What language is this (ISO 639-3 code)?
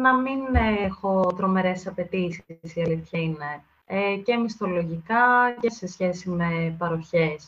ell